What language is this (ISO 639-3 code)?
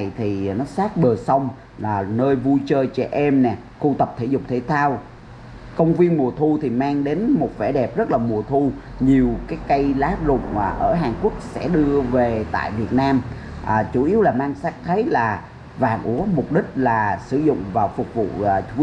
vie